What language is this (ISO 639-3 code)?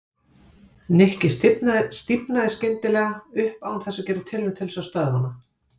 isl